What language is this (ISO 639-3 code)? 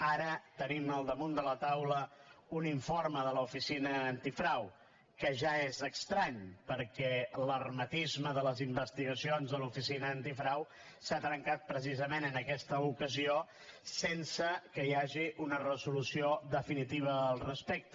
cat